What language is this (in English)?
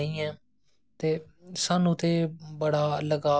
Dogri